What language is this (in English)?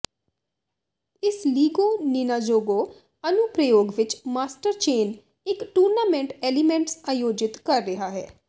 Punjabi